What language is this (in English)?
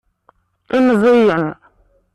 Kabyle